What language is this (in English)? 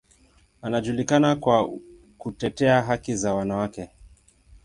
Swahili